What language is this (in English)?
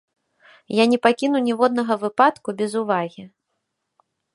Belarusian